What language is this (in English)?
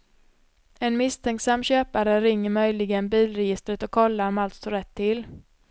Swedish